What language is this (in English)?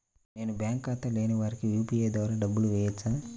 Telugu